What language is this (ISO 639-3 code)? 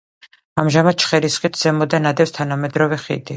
kat